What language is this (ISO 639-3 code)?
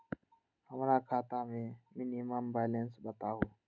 mag